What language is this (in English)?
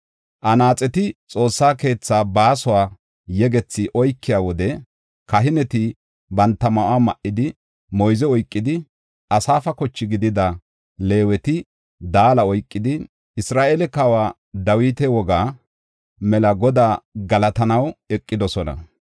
Gofa